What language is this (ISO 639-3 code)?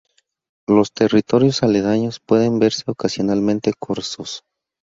spa